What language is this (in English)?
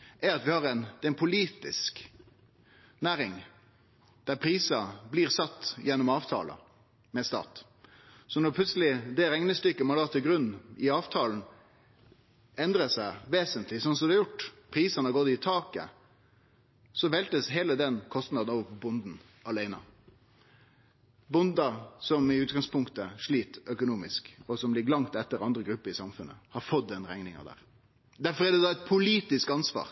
Norwegian Nynorsk